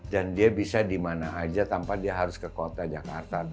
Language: Indonesian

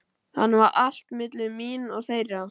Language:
Icelandic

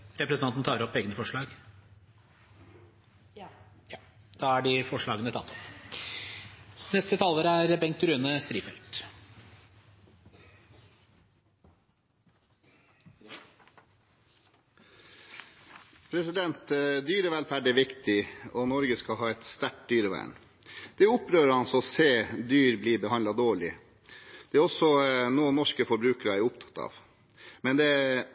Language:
Norwegian Bokmål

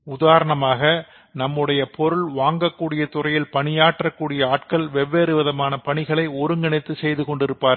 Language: Tamil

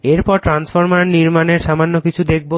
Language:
Bangla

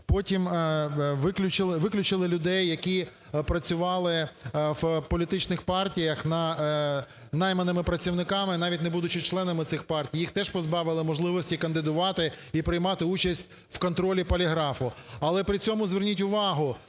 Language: Ukrainian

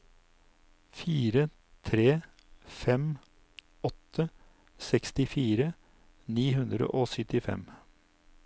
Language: Norwegian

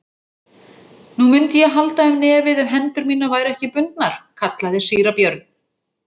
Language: Icelandic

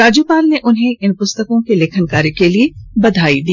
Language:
Hindi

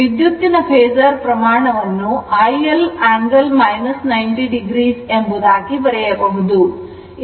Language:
Kannada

